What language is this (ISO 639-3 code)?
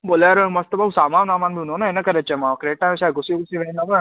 snd